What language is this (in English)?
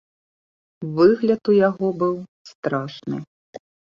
Belarusian